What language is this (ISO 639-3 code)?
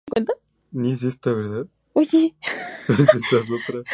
spa